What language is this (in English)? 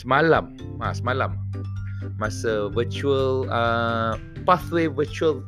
Malay